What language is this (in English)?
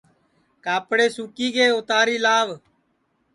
Sansi